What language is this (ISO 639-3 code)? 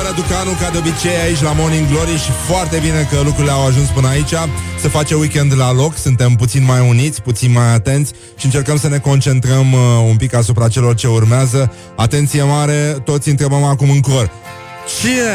ron